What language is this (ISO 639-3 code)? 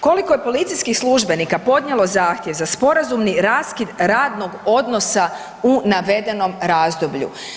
hrv